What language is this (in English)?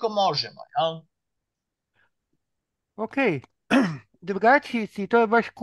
Croatian